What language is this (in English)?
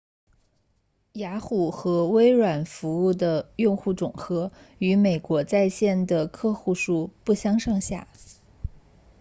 Chinese